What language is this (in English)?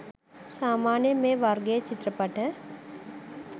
Sinhala